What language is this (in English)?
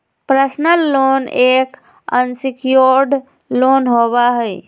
Magahi